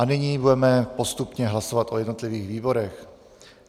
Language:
Czech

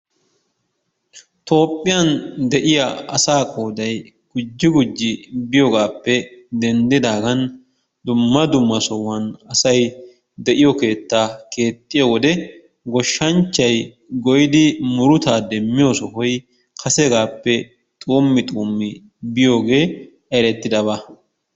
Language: Wolaytta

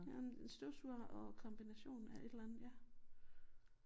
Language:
Danish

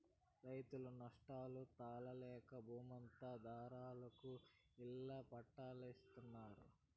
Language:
Telugu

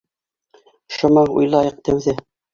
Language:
Bashkir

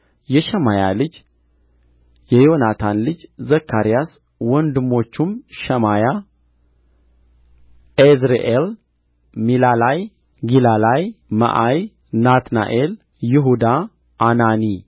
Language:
Amharic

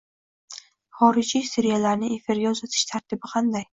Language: Uzbek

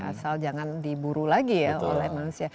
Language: Indonesian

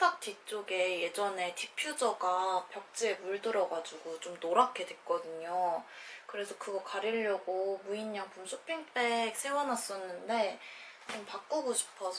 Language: Korean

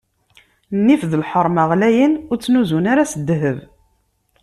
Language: Kabyle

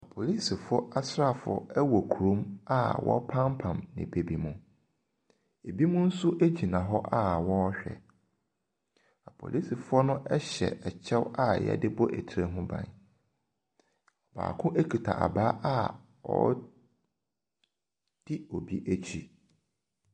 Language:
Akan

